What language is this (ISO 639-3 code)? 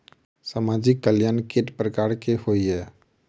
mai